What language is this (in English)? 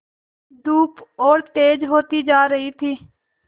Hindi